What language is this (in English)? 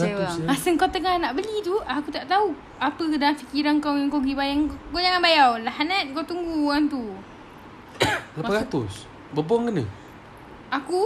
Malay